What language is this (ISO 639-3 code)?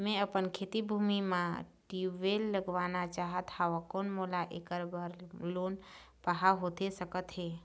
hne